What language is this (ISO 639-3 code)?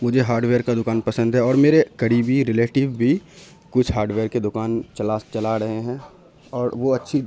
urd